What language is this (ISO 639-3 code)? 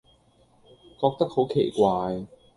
yue